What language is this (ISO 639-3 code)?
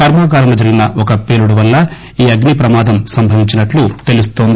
tel